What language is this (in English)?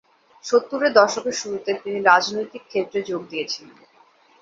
Bangla